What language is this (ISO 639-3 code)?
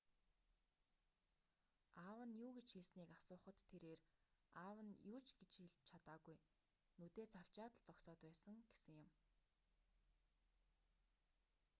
mon